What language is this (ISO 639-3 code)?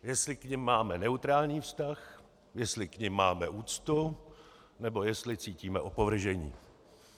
ces